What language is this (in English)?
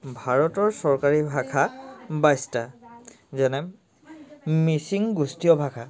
Assamese